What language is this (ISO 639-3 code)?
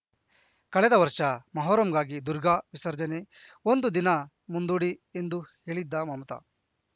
kan